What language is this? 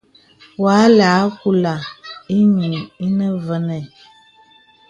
Bebele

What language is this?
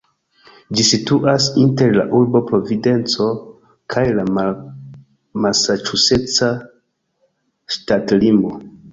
Esperanto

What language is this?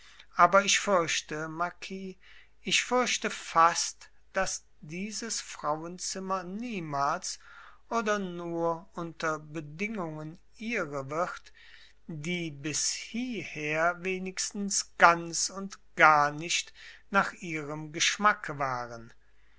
German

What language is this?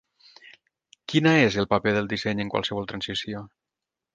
Catalan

